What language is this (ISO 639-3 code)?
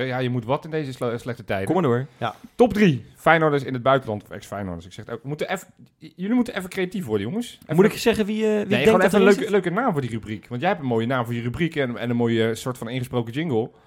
nld